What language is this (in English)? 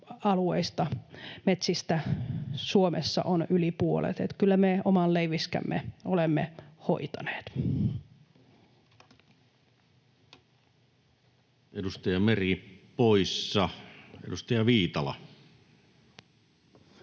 Finnish